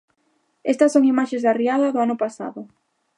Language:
Galician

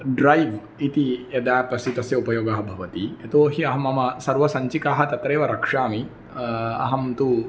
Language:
Sanskrit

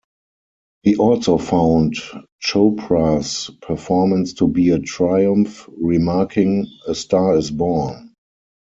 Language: English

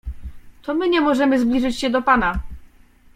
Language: Polish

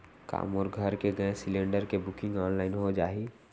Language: Chhattisgarhi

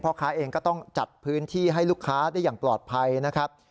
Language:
Thai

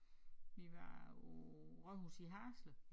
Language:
Danish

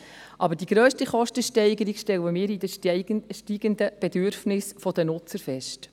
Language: Swiss German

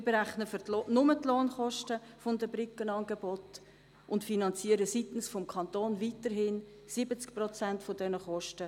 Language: Swiss German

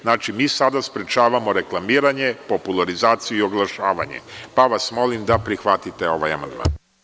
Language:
Serbian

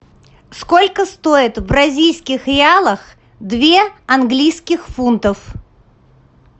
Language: Russian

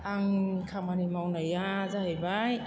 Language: Bodo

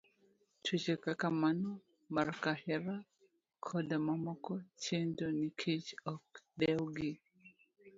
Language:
Luo (Kenya and Tanzania)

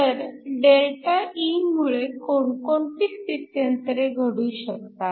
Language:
Marathi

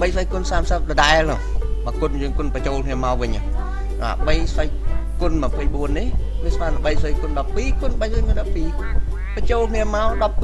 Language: Vietnamese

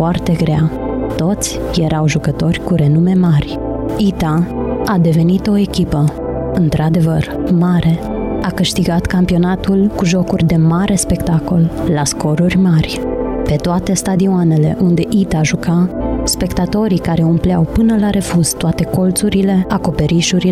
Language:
Romanian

